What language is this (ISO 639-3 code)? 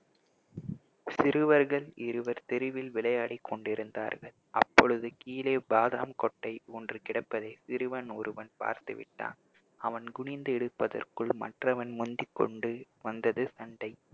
tam